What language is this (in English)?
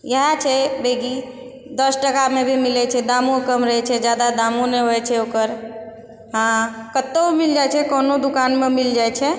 Maithili